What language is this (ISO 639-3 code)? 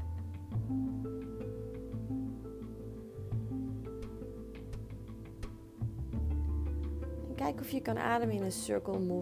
nld